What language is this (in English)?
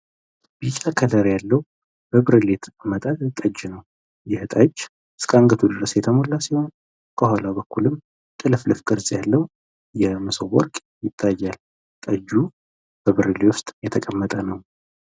Amharic